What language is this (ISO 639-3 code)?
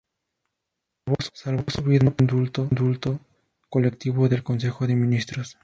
spa